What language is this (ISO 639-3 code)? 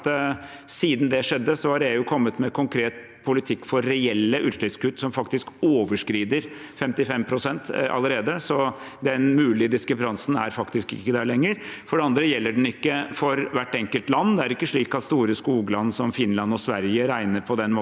nor